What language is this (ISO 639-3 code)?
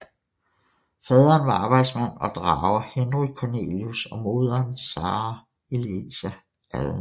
dan